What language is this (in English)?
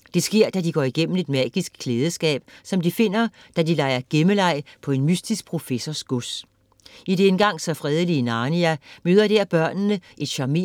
Danish